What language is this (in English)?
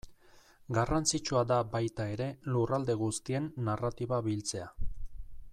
Basque